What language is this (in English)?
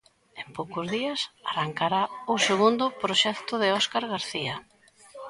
Galician